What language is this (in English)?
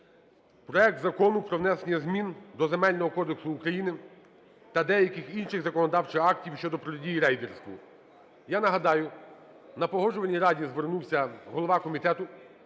Ukrainian